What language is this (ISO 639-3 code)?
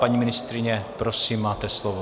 ces